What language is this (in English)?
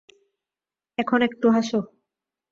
Bangla